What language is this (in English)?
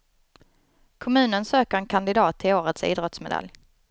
Swedish